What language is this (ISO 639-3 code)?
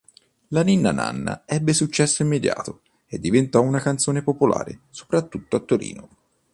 ita